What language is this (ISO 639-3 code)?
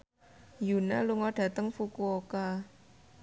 jav